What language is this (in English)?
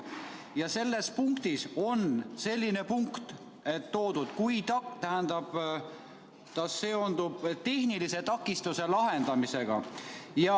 Estonian